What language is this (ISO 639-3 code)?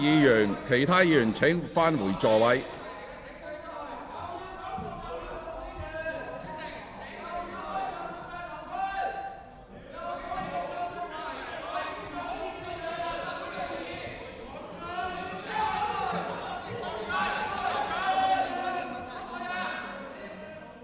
yue